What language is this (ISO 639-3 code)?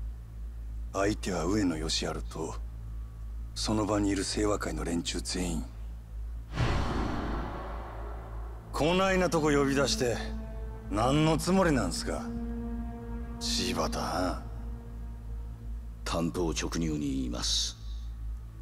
deu